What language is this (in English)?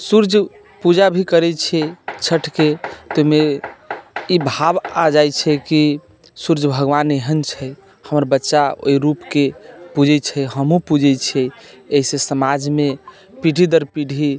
Maithili